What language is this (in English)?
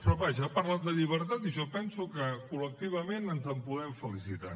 Catalan